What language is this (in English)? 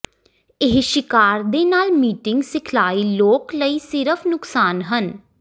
Punjabi